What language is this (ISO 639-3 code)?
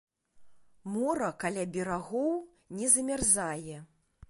bel